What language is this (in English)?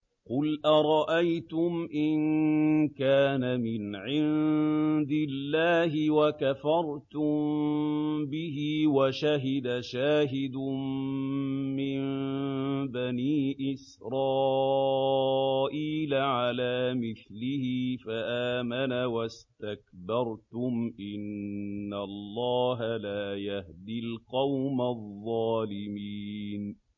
Arabic